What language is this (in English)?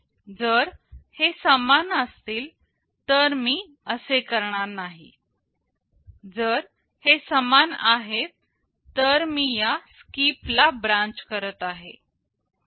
Marathi